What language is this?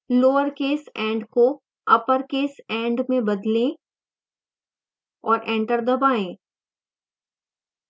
Hindi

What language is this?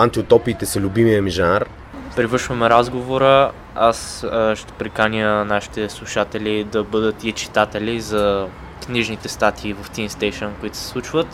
Bulgarian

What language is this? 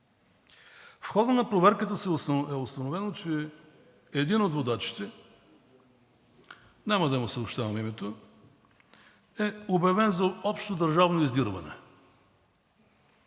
Bulgarian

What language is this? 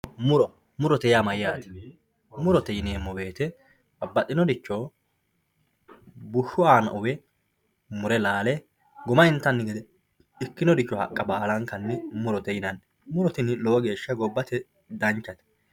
Sidamo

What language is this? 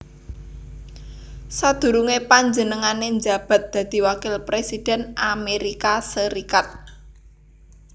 Javanese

